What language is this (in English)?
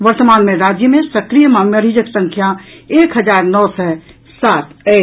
Maithili